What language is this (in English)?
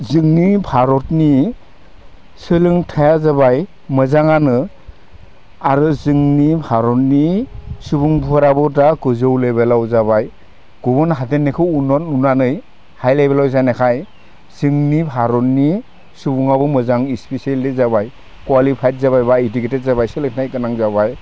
Bodo